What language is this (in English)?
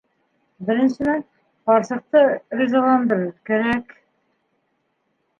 Bashkir